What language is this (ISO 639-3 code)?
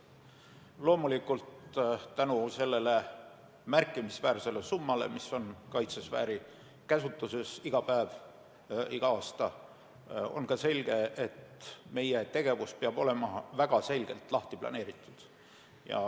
est